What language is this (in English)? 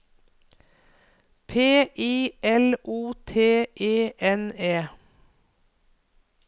Norwegian